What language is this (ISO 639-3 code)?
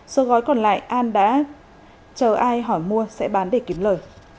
vie